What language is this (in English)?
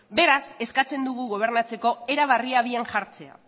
Basque